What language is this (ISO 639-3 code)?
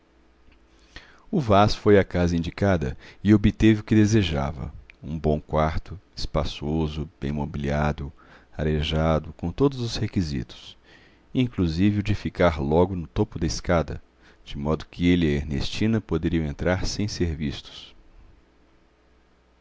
por